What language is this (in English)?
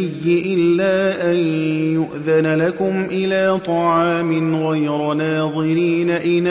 Arabic